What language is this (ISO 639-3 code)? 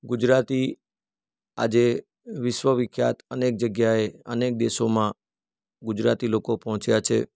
guj